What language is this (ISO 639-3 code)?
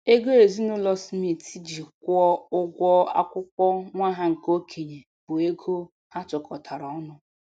ibo